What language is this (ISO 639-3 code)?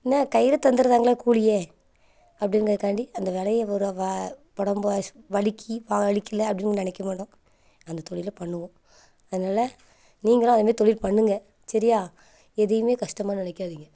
tam